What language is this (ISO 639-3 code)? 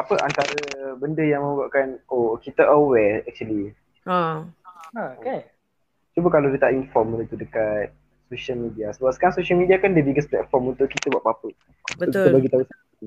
msa